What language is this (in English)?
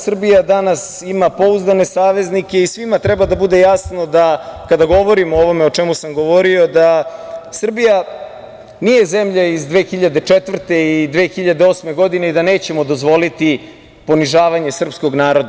Serbian